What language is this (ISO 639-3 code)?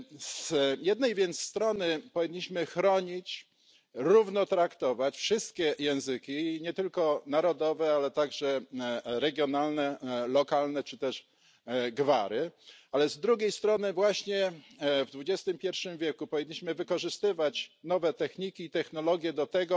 pol